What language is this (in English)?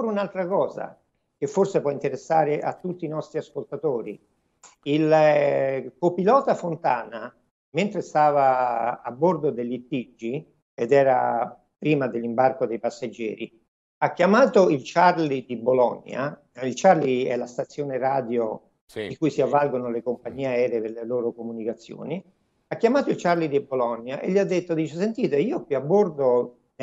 Italian